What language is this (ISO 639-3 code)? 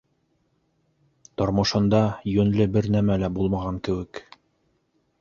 bak